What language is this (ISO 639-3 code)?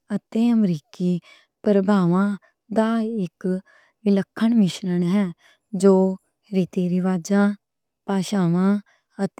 lah